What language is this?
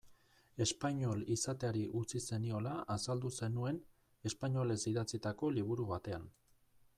Basque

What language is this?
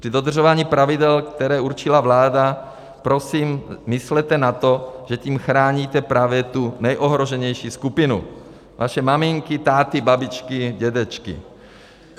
Czech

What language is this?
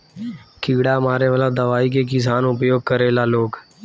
Bhojpuri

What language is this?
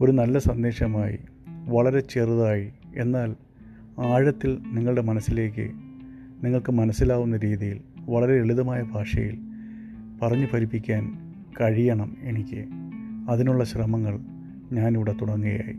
Malayalam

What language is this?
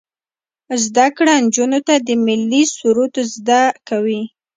Pashto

